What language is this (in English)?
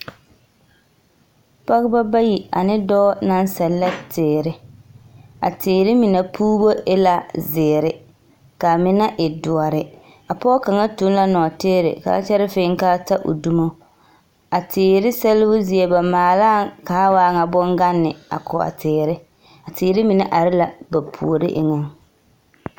Southern Dagaare